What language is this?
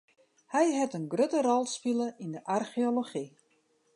Western Frisian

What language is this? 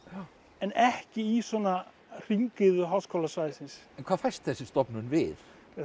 Icelandic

